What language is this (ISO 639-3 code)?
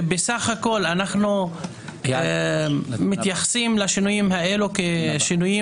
heb